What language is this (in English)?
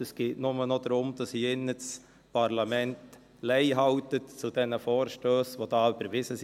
Swiss German